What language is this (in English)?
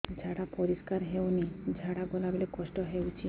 Odia